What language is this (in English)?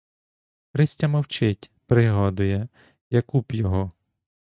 Ukrainian